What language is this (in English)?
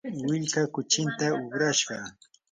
Yanahuanca Pasco Quechua